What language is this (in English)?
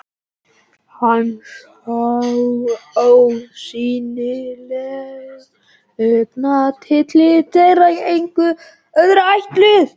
Icelandic